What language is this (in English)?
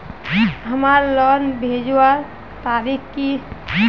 Magahi